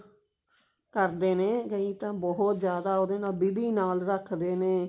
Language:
Punjabi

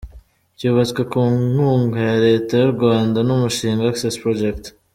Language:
Kinyarwanda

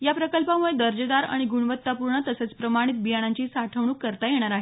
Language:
Marathi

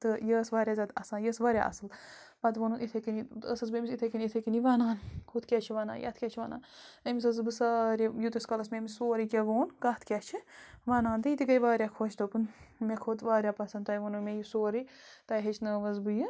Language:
Kashmiri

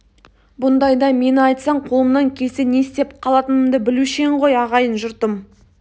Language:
Kazakh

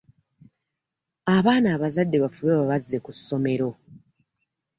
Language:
Ganda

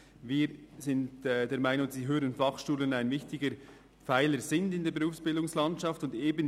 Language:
Swiss German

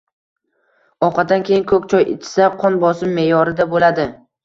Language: Uzbek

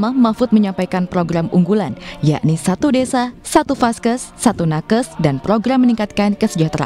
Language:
Indonesian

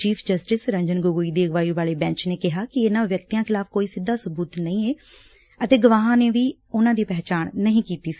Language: Punjabi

